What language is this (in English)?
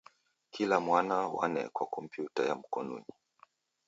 Taita